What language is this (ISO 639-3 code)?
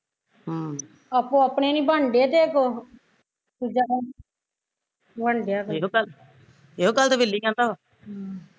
pan